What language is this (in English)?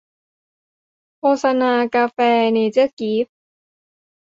Thai